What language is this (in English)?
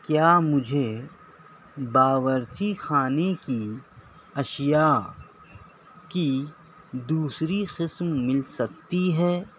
Urdu